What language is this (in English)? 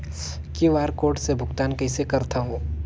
Chhattisgarhi